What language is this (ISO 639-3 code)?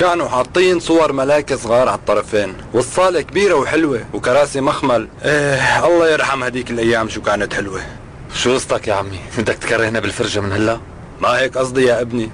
ara